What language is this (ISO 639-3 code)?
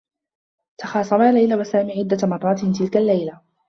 ara